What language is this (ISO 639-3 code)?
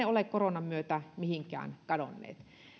fin